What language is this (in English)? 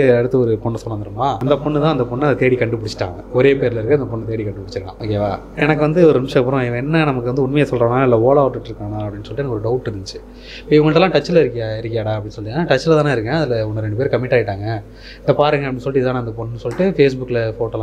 Tamil